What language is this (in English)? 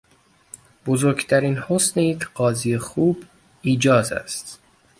Persian